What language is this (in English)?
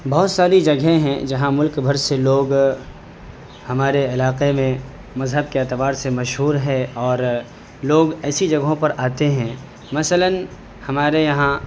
Urdu